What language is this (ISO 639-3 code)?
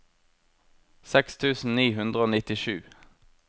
nor